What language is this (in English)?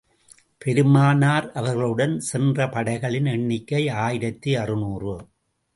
Tamil